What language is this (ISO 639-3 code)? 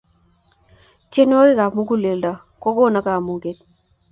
kln